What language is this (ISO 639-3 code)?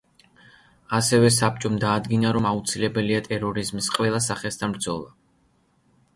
kat